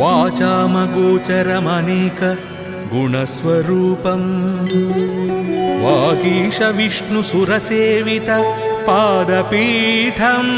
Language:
Telugu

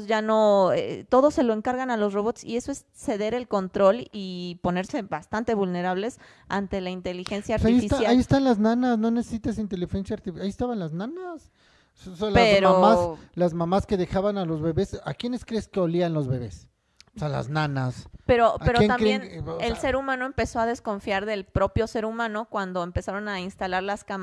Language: Spanish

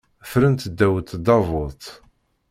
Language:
Kabyle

